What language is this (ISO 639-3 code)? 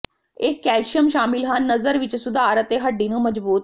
pan